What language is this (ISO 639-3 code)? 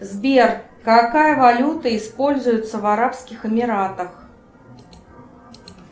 rus